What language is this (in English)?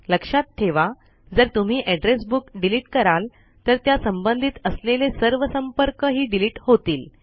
Marathi